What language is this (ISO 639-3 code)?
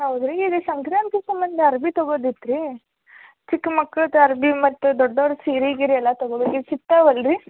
kan